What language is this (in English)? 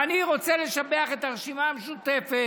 Hebrew